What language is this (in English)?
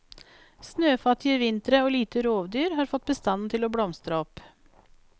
Norwegian